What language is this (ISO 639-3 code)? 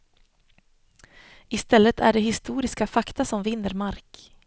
swe